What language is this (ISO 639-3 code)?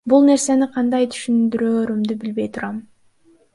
kir